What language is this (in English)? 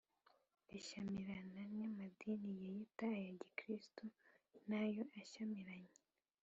Kinyarwanda